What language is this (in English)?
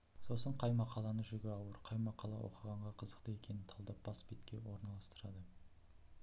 Kazakh